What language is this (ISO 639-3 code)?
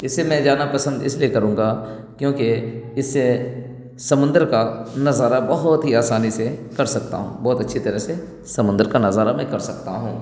urd